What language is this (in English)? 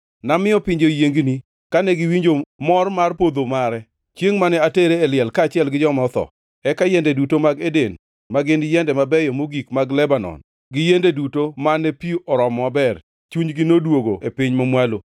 Luo (Kenya and Tanzania)